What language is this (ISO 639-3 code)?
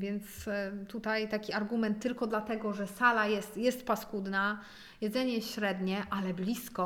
pol